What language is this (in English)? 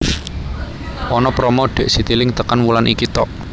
Javanese